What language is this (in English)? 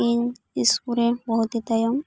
Santali